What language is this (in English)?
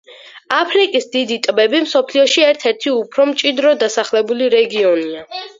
Georgian